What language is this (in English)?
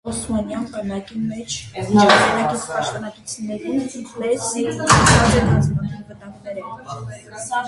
Armenian